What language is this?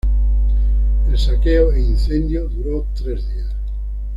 Spanish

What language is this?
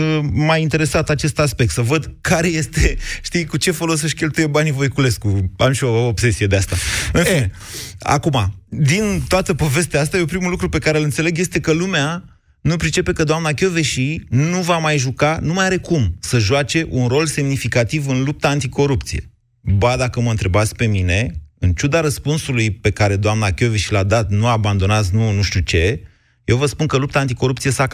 Romanian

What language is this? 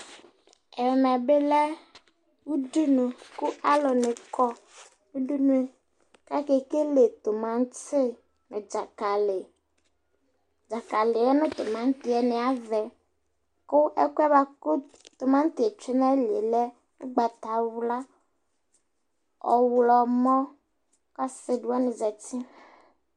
Ikposo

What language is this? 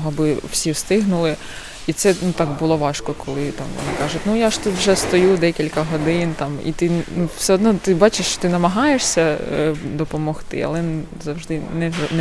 Ukrainian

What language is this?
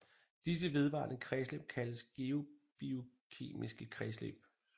Danish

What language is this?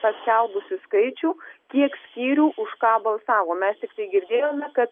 Lithuanian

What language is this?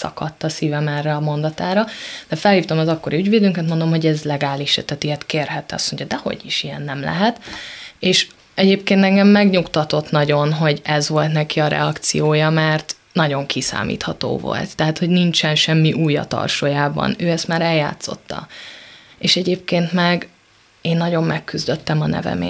Hungarian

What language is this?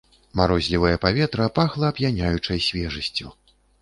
Belarusian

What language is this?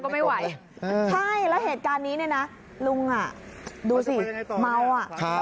Thai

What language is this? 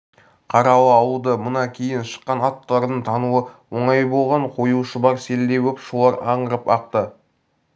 Kazakh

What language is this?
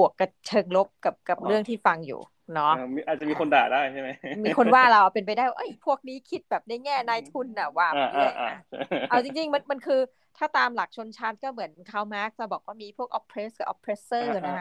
Thai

